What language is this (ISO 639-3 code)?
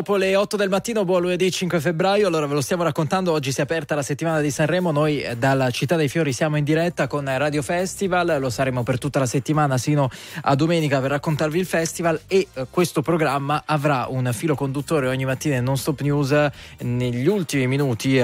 ita